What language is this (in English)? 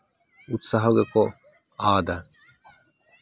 Santali